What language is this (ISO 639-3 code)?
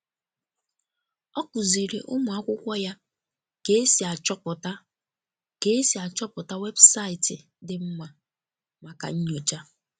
ibo